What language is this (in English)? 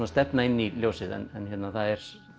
Icelandic